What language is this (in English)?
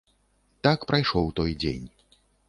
Belarusian